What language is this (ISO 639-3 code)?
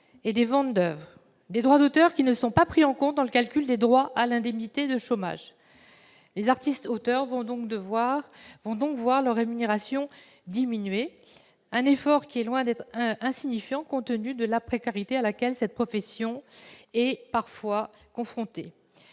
fra